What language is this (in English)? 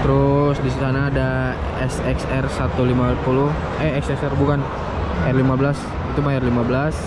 Indonesian